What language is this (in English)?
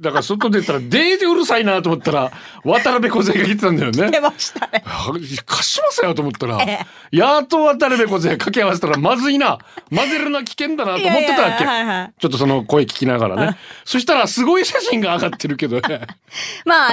Japanese